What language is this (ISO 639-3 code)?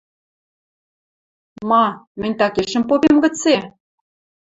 mrj